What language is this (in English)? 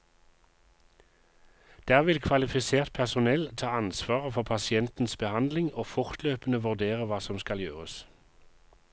Norwegian